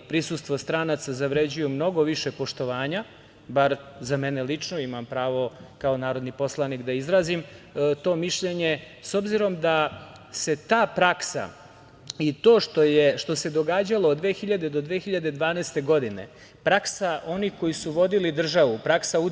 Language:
Serbian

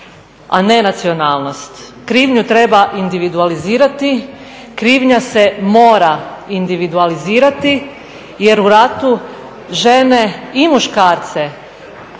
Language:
Croatian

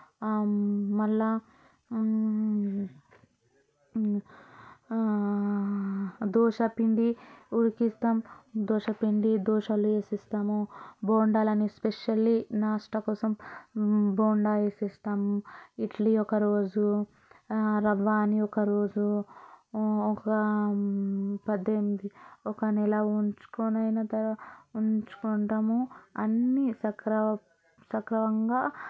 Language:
Telugu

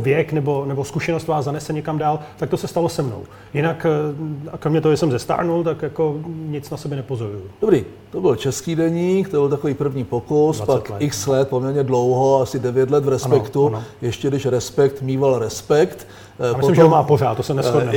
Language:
Czech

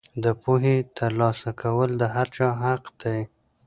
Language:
Pashto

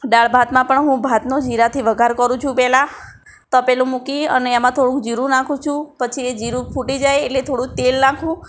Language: Gujarati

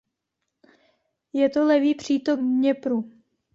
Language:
Czech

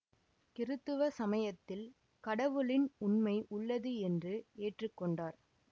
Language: Tamil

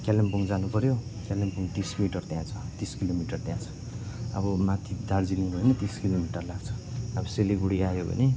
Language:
Nepali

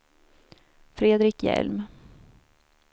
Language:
Swedish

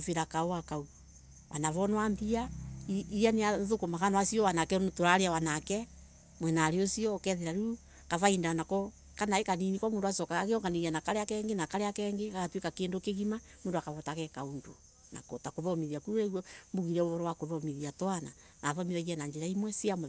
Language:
Embu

